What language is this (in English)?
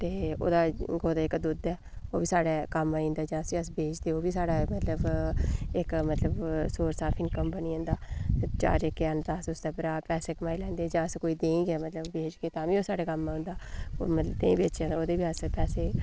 Dogri